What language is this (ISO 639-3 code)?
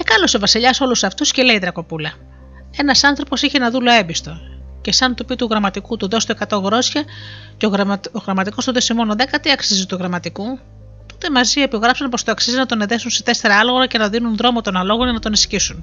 ell